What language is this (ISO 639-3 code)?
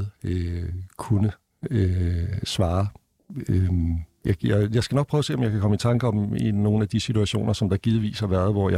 dan